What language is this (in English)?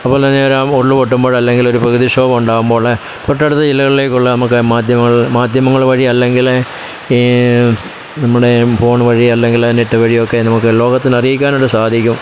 Malayalam